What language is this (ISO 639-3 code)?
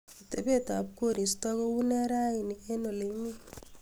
kln